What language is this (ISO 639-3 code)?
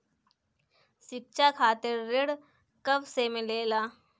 bho